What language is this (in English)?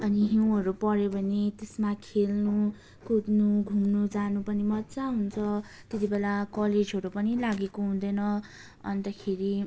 Nepali